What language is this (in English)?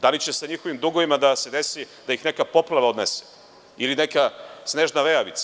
Serbian